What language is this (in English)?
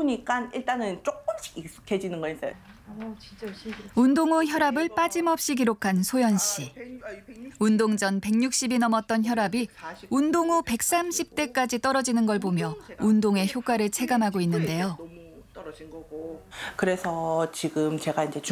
Korean